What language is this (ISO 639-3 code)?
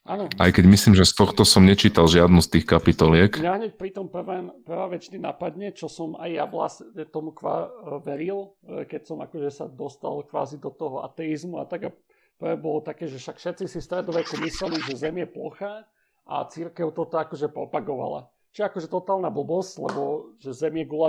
slk